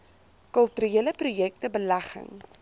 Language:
Afrikaans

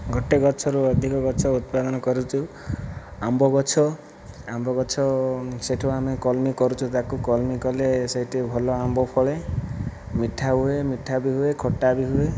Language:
Odia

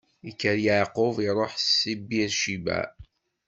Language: Kabyle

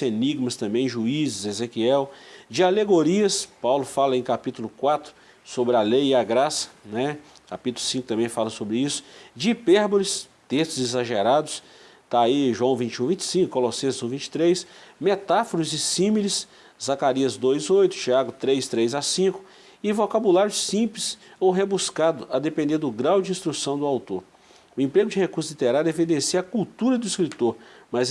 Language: Portuguese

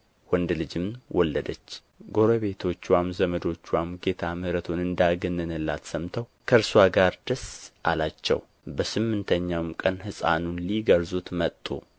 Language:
Amharic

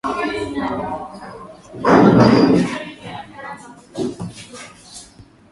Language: Swahili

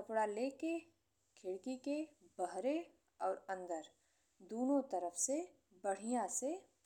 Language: Bhojpuri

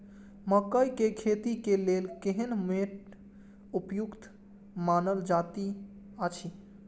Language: Maithili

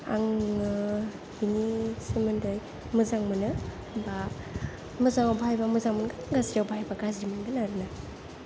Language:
Bodo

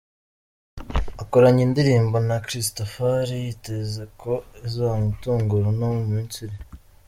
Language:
Kinyarwanda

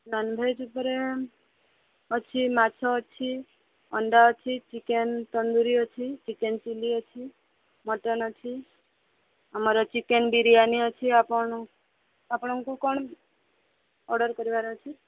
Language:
Odia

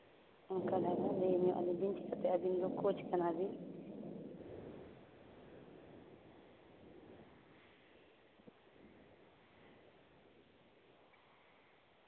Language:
Santali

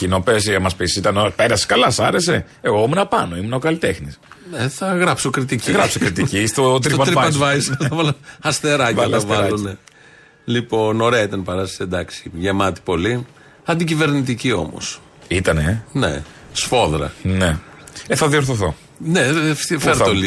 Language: Greek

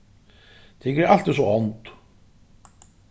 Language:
Faroese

